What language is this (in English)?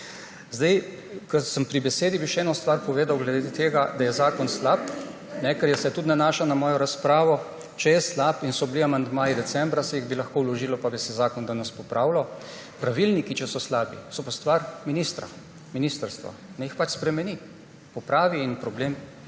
Slovenian